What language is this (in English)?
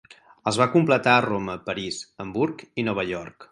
Catalan